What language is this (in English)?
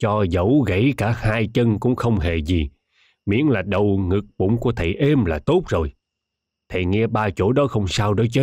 Vietnamese